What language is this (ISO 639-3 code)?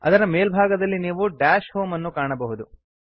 kan